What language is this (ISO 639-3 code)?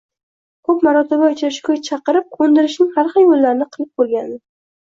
uzb